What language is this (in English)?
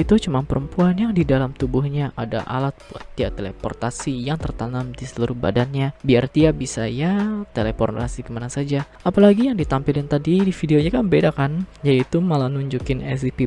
Indonesian